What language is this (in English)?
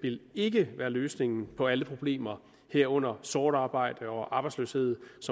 Danish